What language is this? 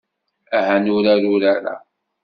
Kabyle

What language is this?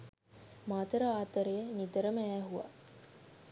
Sinhala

